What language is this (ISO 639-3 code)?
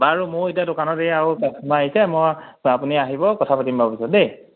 asm